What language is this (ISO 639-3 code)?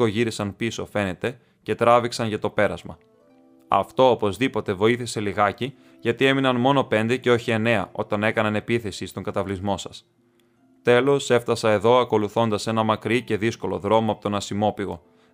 ell